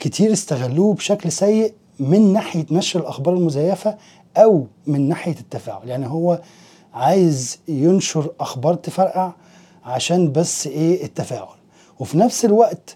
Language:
Arabic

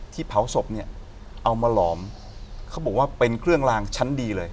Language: Thai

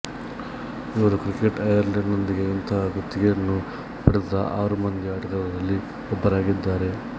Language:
Kannada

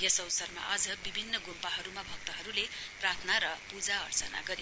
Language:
Nepali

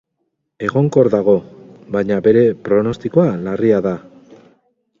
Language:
Basque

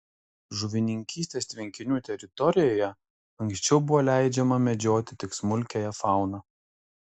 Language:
Lithuanian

